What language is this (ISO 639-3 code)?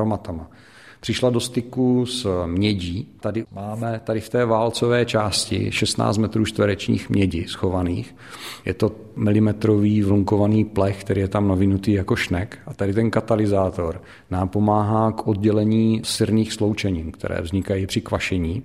ces